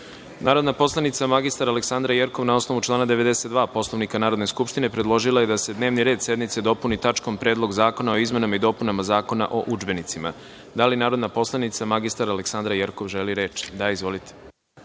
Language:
Serbian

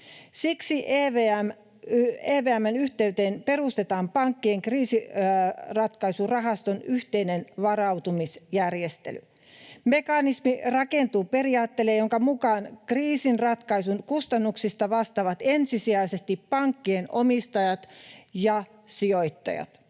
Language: Finnish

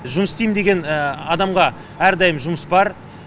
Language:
Kazakh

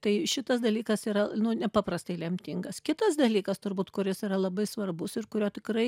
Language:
Lithuanian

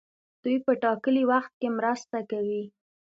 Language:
Pashto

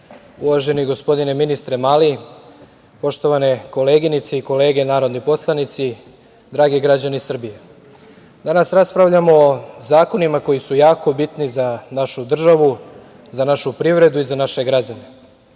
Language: Serbian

